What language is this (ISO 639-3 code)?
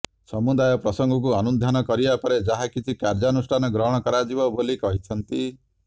ori